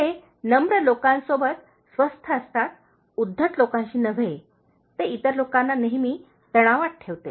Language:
Marathi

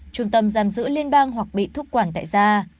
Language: Vietnamese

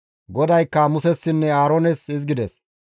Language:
Gamo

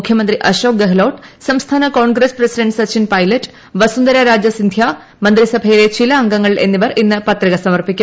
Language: Malayalam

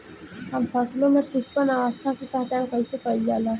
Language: Bhojpuri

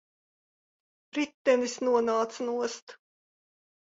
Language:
Latvian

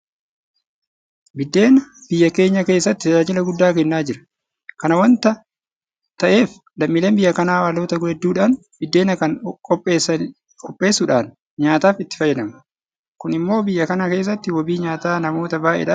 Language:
Oromo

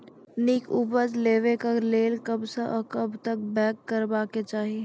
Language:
Maithili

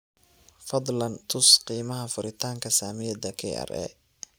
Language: Somali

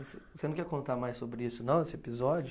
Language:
Portuguese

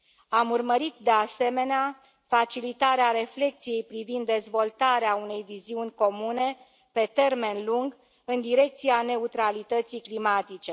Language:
Romanian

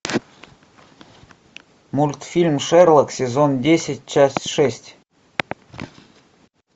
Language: Russian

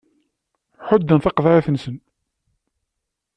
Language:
Kabyle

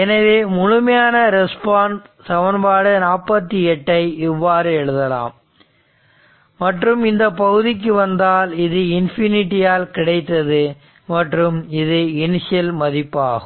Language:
Tamil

